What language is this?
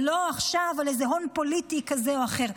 Hebrew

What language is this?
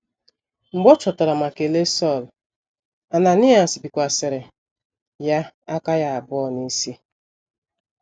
Igbo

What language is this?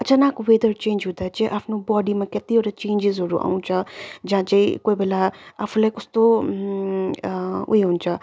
Nepali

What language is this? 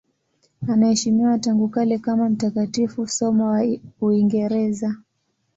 Swahili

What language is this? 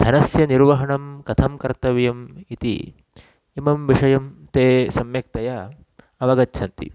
Sanskrit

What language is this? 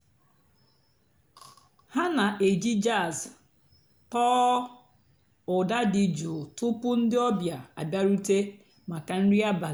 Igbo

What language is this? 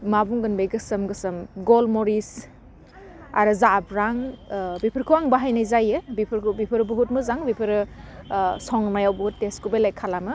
Bodo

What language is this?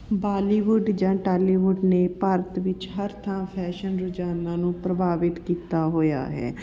Punjabi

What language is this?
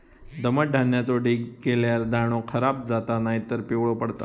Marathi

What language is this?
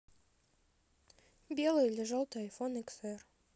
Russian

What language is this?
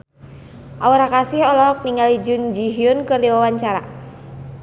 Sundanese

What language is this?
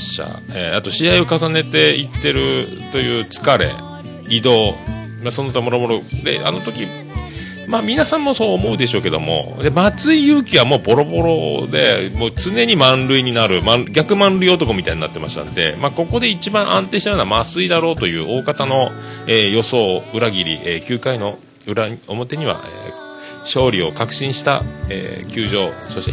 Japanese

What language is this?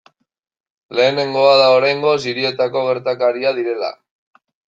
Basque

